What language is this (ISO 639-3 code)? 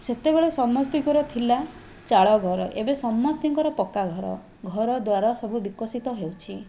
ori